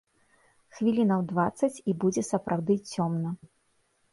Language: Belarusian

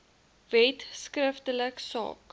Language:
Afrikaans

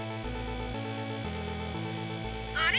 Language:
Japanese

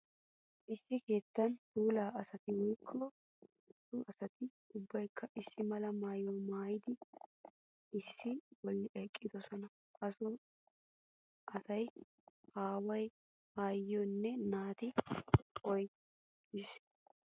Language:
Wolaytta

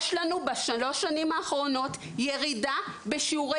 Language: Hebrew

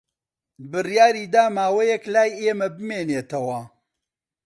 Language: Central Kurdish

